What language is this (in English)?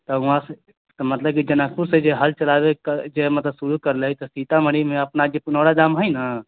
Maithili